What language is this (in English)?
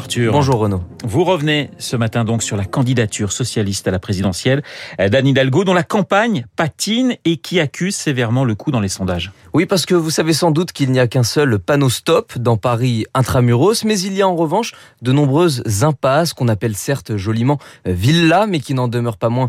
French